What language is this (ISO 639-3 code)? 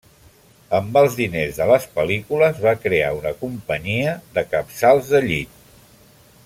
cat